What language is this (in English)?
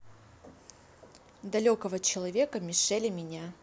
Russian